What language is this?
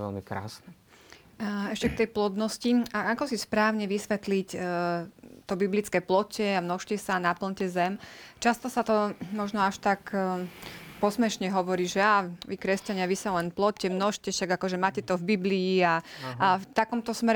Slovak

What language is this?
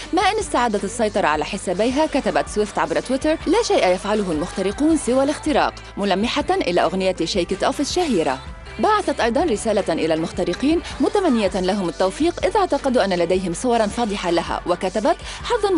Arabic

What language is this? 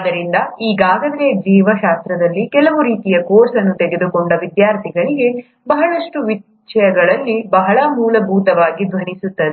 Kannada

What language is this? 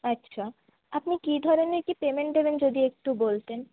Bangla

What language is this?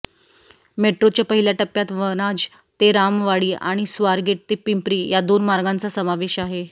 Marathi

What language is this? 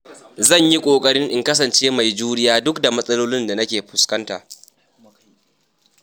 Hausa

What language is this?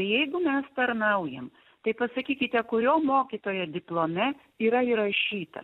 Lithuanian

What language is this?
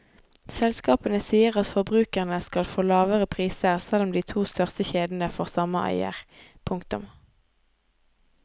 Norwegian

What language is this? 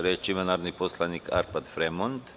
Serbian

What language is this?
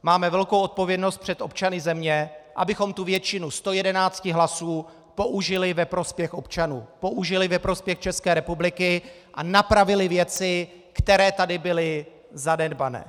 Czech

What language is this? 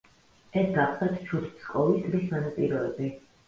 Georgian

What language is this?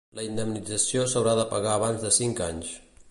Catalan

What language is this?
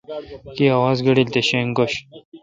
Kalkoti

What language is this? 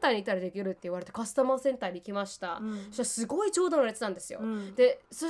Japanese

